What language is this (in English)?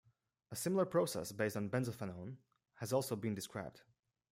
English